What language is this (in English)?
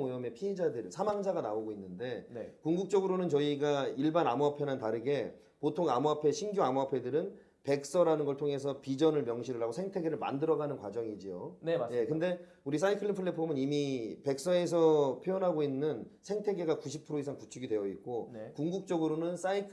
Korean